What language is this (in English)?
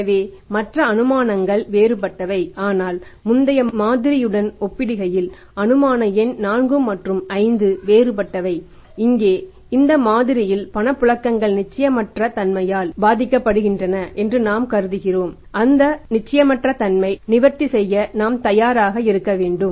Tamil